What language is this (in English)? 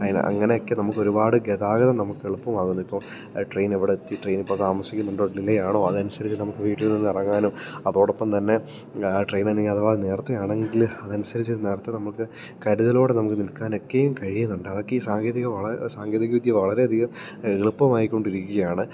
Malayalam